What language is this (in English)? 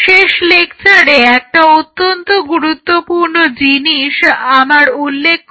Bangla